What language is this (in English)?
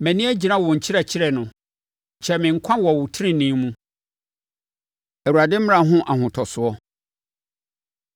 Akan